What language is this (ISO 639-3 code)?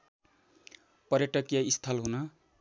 nep